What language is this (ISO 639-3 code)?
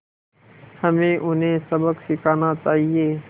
hin